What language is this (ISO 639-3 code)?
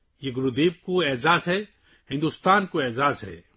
urd